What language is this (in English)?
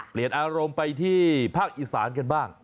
Thai